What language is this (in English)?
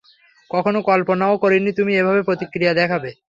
Bangla